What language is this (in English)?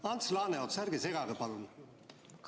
Estonian